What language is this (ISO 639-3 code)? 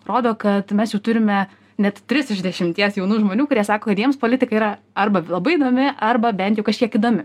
lit